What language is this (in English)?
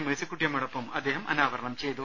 Malayalam